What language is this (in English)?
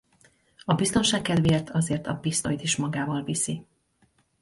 Hungarian